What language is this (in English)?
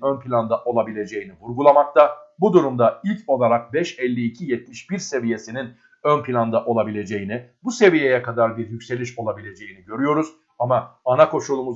Turkish